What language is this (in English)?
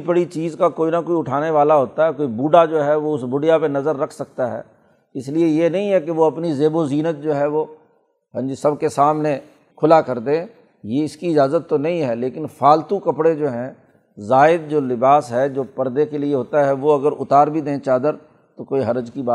Urdu